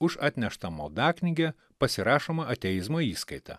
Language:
Lithuanian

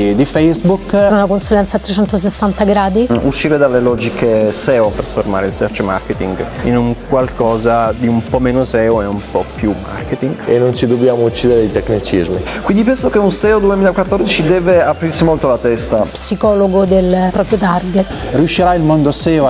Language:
Italian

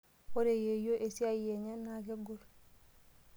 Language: Masai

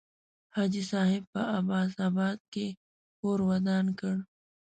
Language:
Pashto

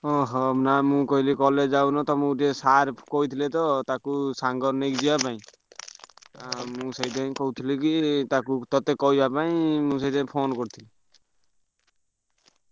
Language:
Odia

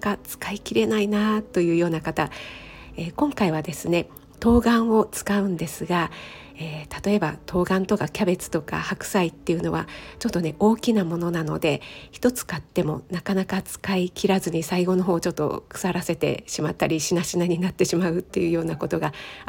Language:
Japanese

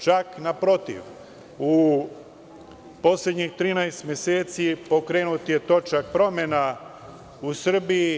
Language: Serbian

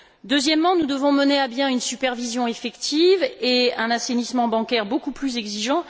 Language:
French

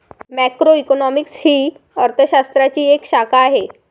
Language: Marathi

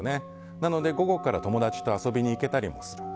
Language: Japanese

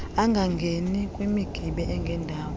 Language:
Xhosa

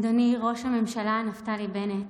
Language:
Hebrew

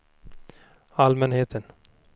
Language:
Swedish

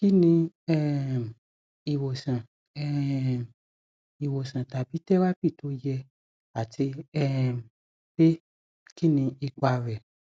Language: Yoruba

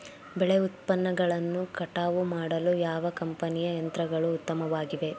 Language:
Kannada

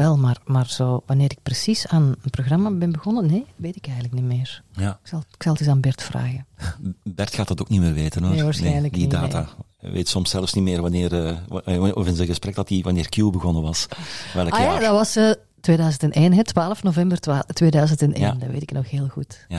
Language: Dutch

